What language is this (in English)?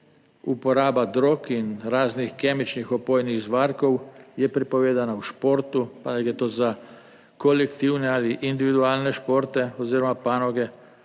Slovenian